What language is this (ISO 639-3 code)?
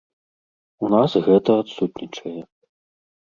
bel